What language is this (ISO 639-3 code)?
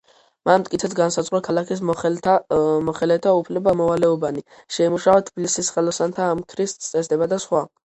kat